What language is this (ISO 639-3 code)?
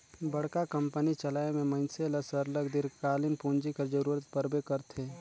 hne